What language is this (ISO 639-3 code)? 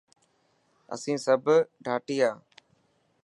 mki